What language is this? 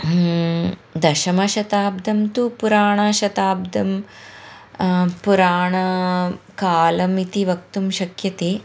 Sanskrit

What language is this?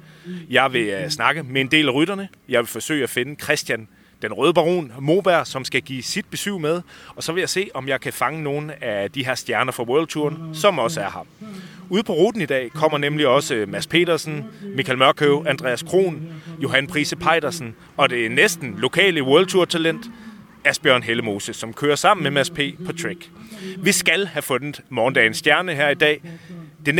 Danish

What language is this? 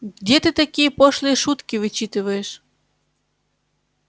Russian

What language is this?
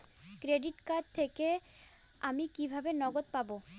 Bangla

